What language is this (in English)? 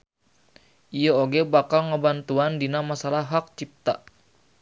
Sundanese